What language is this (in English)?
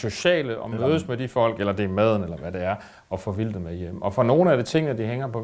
Danish